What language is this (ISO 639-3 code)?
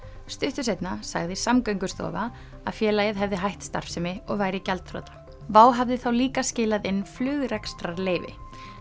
isl